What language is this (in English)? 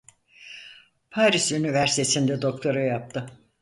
Turkish